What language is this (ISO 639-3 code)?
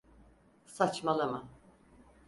tur